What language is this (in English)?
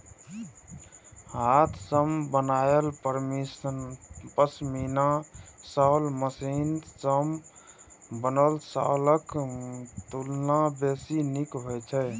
Maithili